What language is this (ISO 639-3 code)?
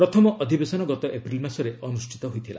ori